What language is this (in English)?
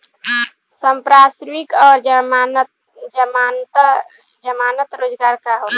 Bhojpuri